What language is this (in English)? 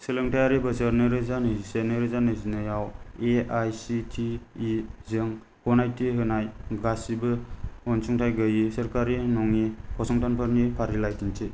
Bodo